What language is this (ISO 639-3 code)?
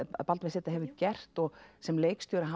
isl